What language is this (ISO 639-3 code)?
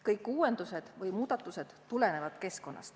est